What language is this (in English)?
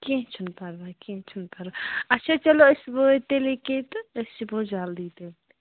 Kashmiri